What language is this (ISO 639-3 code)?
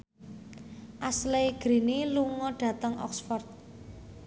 jav